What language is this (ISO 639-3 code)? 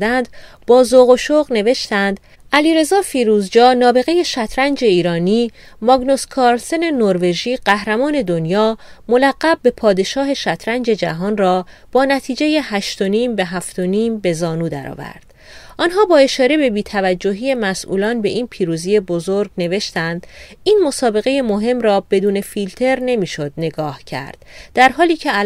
fas